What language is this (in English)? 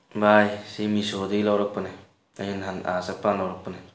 Manipuri